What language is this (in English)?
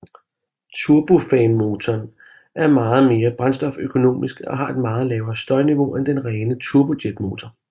Danish